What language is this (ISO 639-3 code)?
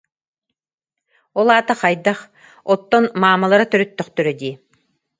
sah